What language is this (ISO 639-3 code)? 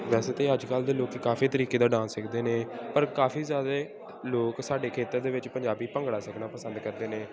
pan